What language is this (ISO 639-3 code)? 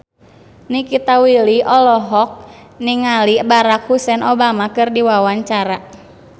sun